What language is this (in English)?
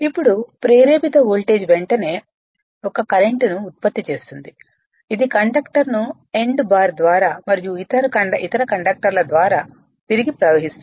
Telugu